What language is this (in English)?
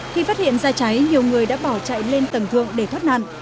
Vietnamese